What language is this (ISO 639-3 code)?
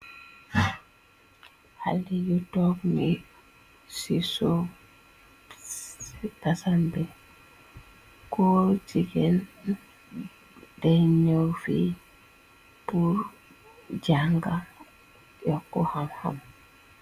wol